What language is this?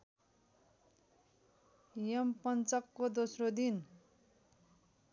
Nepali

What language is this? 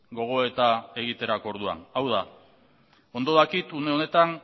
Basque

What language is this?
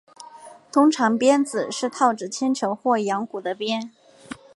Chinese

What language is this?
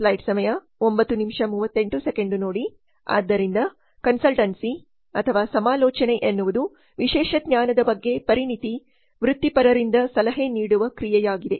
Kannada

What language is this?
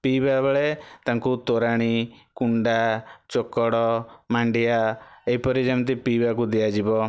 Odia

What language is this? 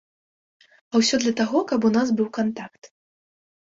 Belarusian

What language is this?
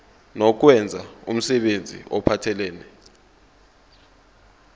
Zulu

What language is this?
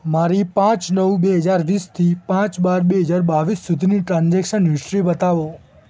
Gujarati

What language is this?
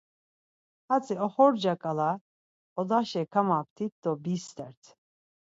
Laz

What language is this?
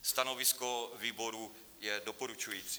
Czech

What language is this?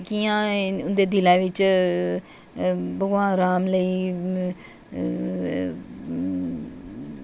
Dogri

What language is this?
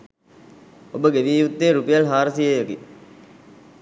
Sinhala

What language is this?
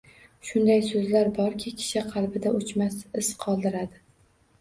Uzbek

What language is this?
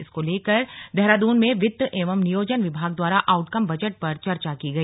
Hindi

